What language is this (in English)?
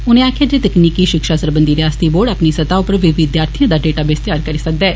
Dogri